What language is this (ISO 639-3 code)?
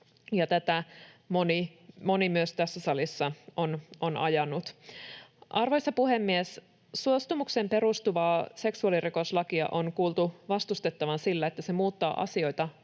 fin